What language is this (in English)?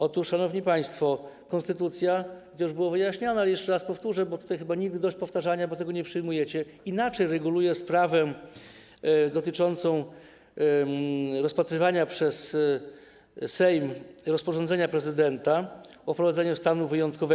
Polish